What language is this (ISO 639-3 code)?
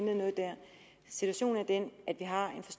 dan